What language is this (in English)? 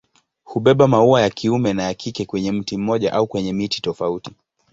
Swahili